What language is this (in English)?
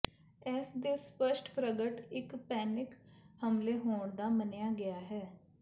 Punjabi